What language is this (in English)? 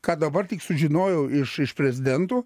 Lithuanian